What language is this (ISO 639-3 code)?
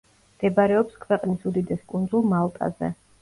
kat